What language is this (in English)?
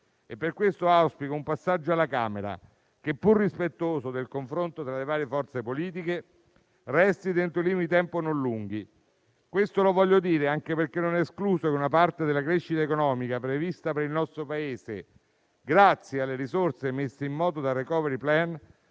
Italian